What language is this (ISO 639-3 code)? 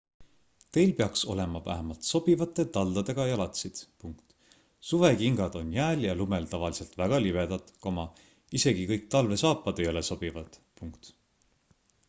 est